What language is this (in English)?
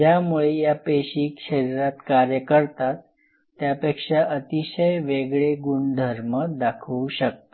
Marathi